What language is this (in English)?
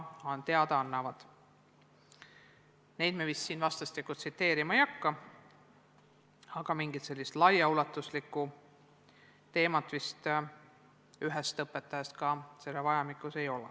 Estonian